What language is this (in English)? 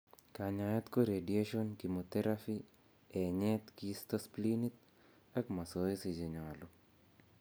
Kalenjin